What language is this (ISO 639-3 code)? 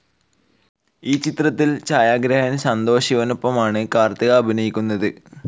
mal